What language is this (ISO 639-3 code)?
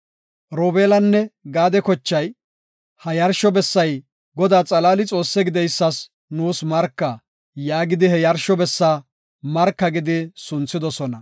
gof